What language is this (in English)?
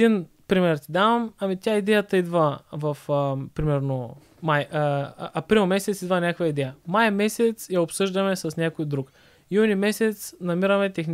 Bulgarian